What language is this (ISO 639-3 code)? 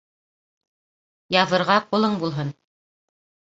bak